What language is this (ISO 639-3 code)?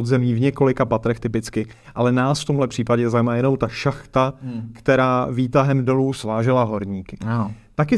ces